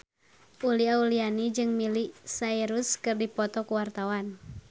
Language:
Sundanese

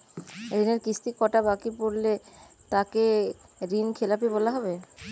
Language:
Bangla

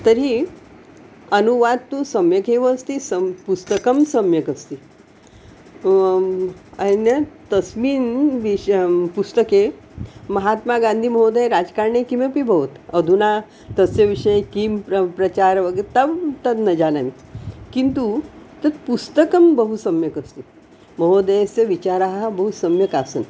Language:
Sanskrit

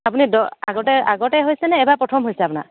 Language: Assamese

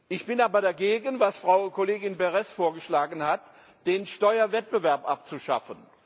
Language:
German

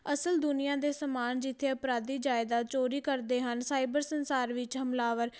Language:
Punjabi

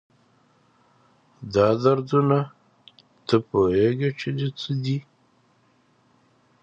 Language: Pashto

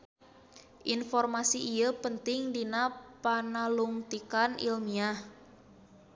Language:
Sundanese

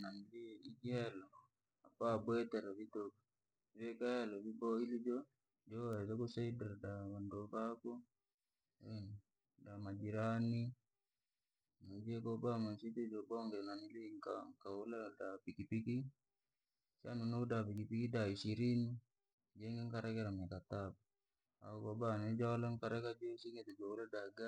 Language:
Langi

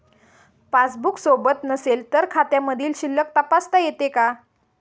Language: Marathi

